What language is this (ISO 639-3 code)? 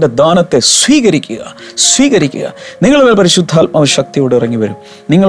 mal